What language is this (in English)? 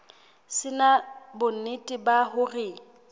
Southern Sotho